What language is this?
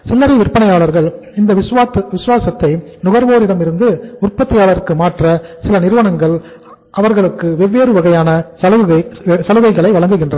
Tamil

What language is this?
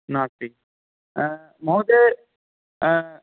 Sanskrit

